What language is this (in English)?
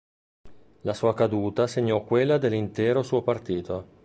Italian